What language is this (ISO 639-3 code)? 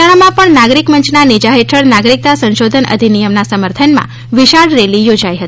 guj